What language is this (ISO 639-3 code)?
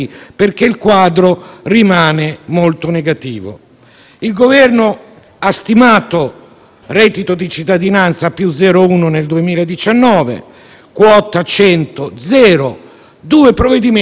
ita